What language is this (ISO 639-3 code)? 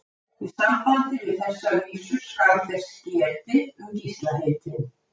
isl